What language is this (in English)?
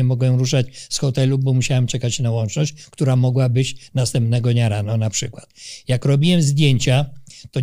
Polish